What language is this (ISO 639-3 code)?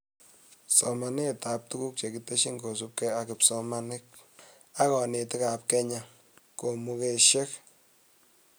kln